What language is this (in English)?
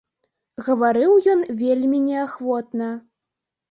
Belarusian